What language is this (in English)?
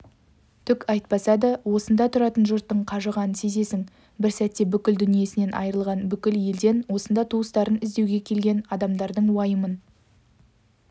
Kazakh